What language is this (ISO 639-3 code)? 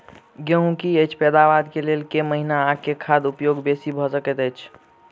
mai